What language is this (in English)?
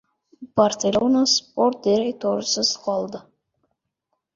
Uzbek